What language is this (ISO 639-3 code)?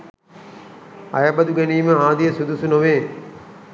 sin